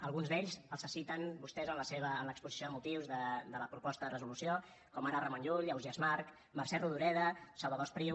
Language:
Catalan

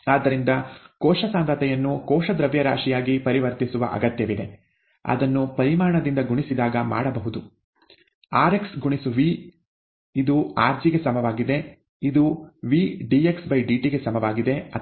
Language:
Kannada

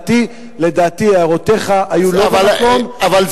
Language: Hebrew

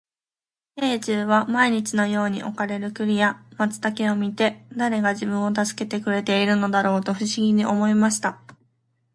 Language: Japanese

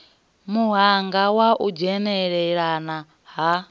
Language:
Venda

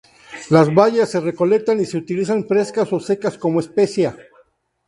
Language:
Spanish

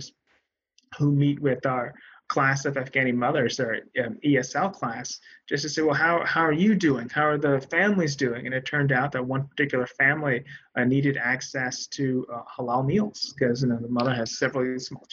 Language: English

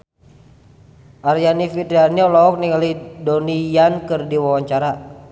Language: Sundanese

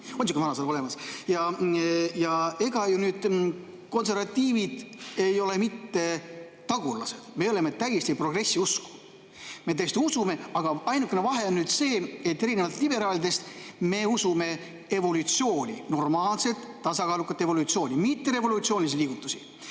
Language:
Estonian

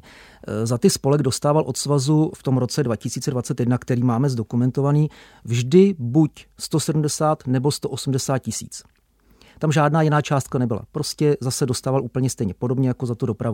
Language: Czech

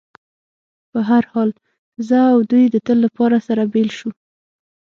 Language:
Pashto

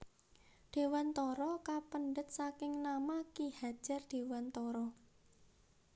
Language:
Javanese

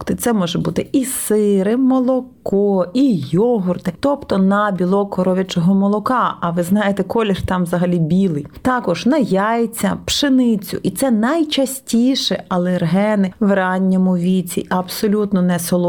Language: Ukrainian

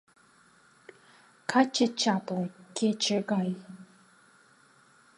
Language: Mari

